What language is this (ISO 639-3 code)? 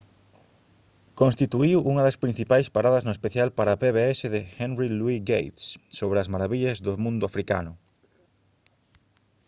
glg